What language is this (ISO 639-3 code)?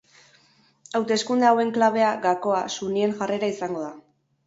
eus